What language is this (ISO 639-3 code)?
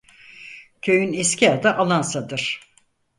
tur